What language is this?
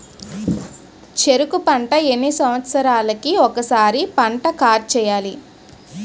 Telugu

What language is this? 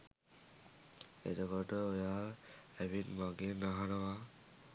Sinhala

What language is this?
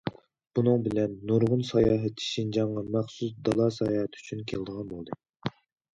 Uyghur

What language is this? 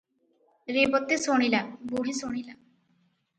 Odia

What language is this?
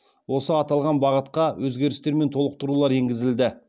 Kazakh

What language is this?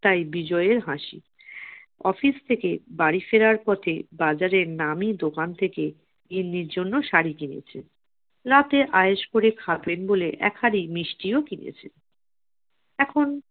Bangla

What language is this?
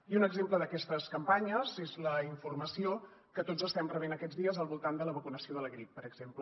Catalan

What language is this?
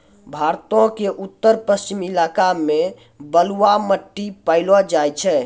Maithili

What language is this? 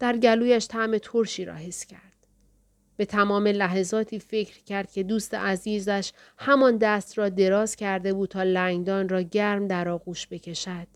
Persian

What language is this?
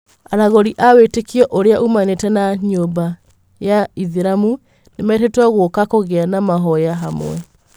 Kikuyu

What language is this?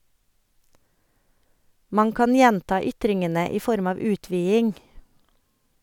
Norwegian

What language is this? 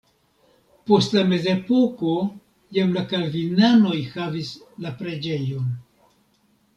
Esperanto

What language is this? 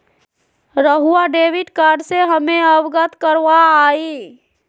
Magahi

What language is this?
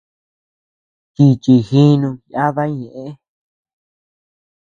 Tepeuxila Cuicatec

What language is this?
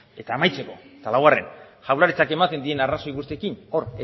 Basque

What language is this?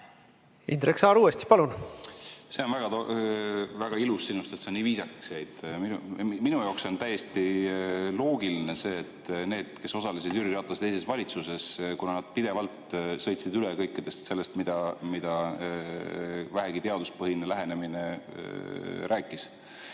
Estonian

